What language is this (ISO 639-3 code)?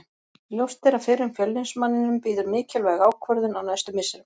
isl